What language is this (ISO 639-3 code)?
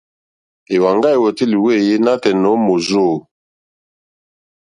bri